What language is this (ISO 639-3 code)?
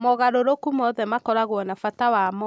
kik